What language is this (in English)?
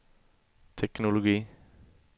Swedish